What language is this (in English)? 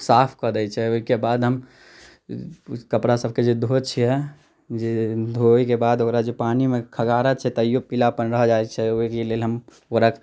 Maithili